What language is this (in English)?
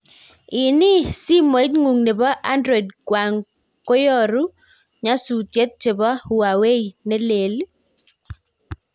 Kalenjin